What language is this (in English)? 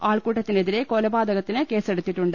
Malayalam